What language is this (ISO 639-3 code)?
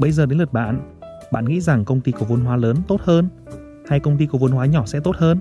vie